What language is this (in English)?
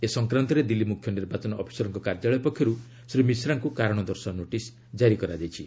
Odia